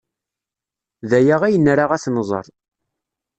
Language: Kabyle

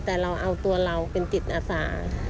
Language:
Thai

